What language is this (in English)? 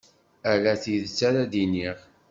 Kabyle